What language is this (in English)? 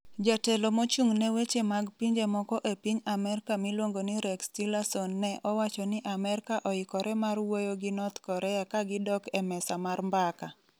Luo (Kenya and Tanzania)